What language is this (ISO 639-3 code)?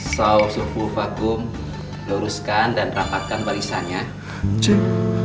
ind